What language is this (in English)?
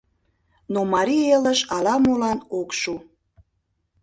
Mari